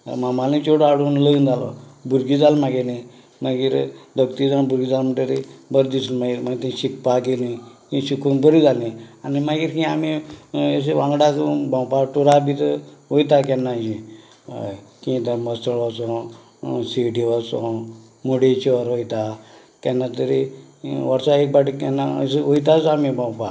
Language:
Konkani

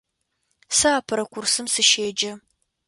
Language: Adyghe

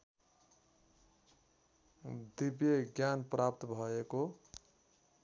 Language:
Nepali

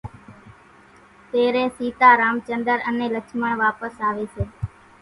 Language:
Kachi Koli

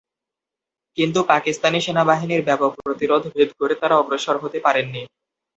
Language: Bangla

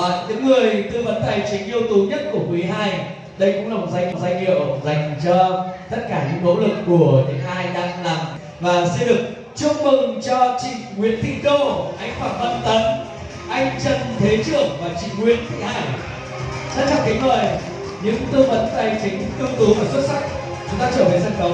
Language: Vietnamese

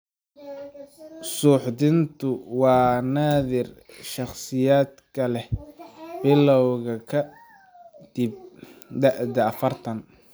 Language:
Somali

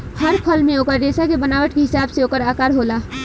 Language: Bhojpuri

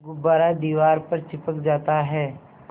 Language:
Hindi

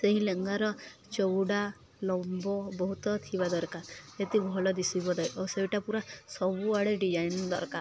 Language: Odia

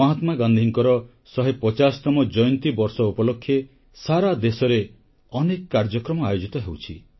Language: Odia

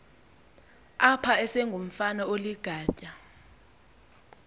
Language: Xhosa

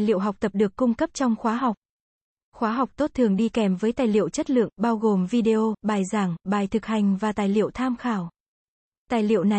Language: Vietnamese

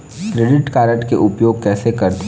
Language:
Chhattisgarhi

